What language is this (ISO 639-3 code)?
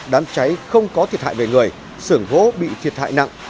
vie